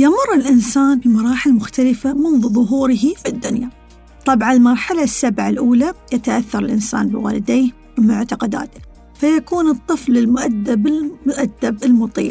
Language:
Arabic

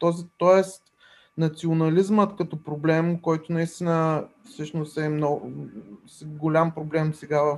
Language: Bulgarian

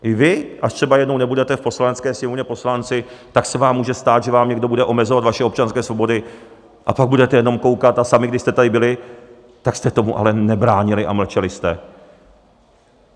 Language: Czech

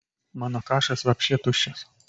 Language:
Lithuanian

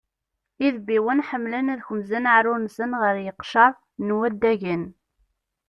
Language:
Kabyle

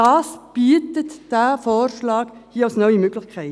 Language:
Swiss German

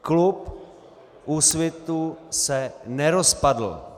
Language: Czech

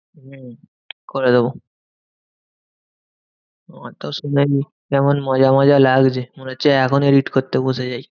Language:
Bangla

